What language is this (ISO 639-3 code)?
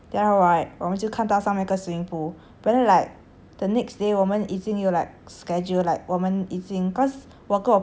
eng